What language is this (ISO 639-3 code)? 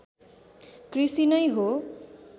nep